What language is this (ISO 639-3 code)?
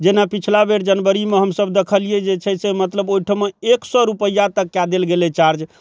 mai